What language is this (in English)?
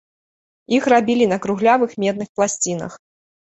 Belarusian